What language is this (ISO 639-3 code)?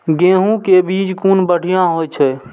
mai